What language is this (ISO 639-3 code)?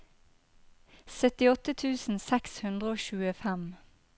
nor